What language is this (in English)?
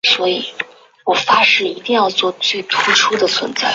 Chinese